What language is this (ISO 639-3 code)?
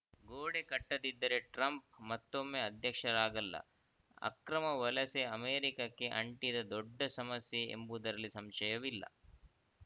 kan